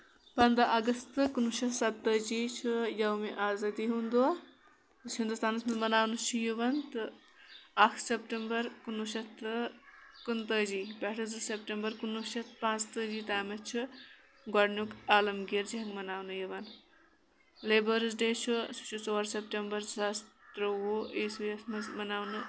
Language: Kashmiri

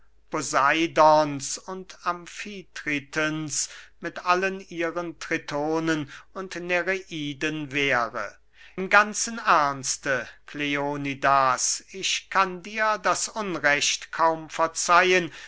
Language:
German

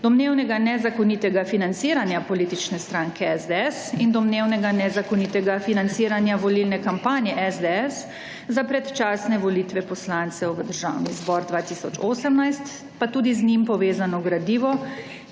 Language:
Slovenian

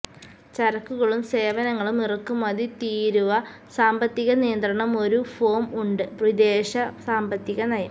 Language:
Malayalam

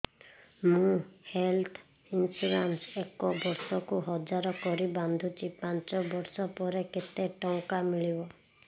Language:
Odia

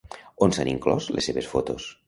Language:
Catalan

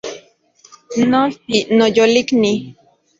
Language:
Central Puebla Nahuatl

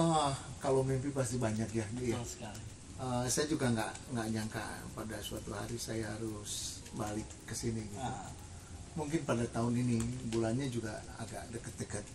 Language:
Indonesian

